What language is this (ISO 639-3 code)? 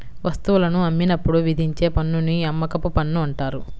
tel